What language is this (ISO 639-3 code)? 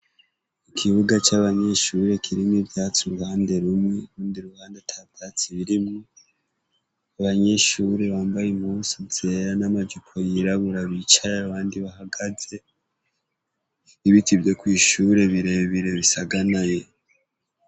run